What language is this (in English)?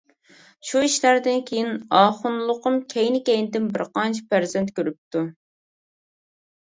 Uyghur